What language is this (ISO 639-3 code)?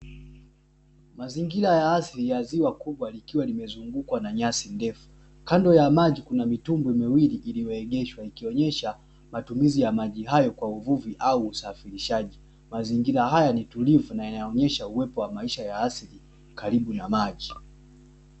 swa